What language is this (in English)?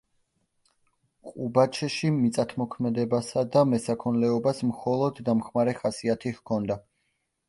Georgian